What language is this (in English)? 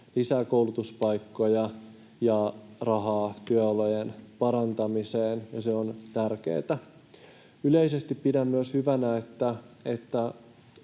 Finnish